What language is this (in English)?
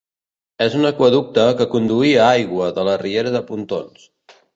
Catalan